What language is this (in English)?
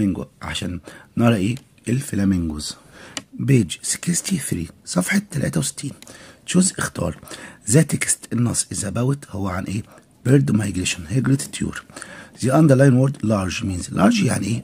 Arabic